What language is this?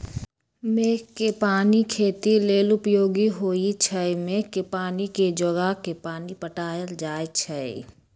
Magahi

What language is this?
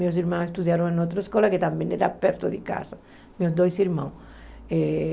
Portuguese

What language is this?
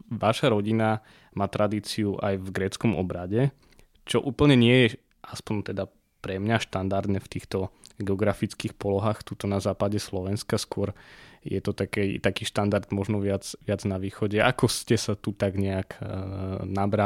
Slovak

